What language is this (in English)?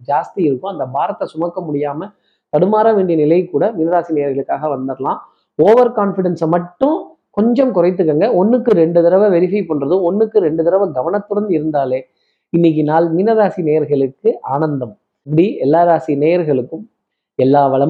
Tamil